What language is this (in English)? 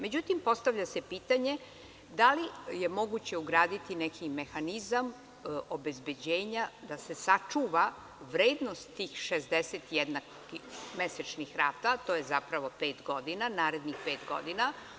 Serbian